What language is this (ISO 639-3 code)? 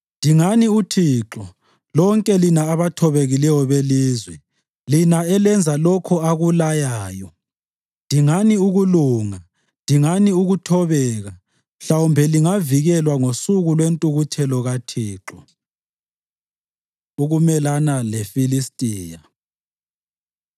nde